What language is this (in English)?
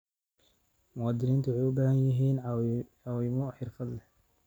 Somali